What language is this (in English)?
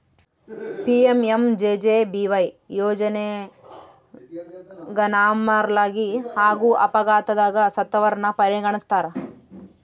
Kannada